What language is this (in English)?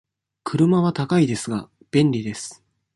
Japanese